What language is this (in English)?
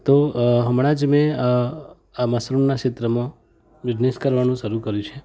Gujarati